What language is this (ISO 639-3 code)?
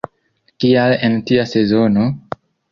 epo